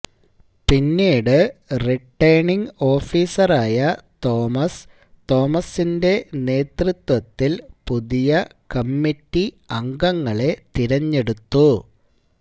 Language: Malayalam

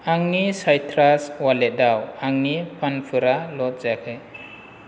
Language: Bodo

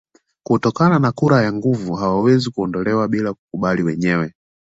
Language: Swahili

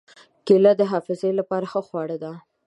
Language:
Pashto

